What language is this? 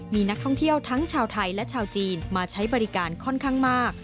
Thai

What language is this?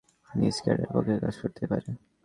Bangla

